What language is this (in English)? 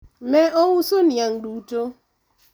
Luo (Kenya and Tanzania)